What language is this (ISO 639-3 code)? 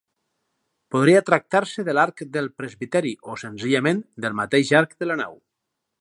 cat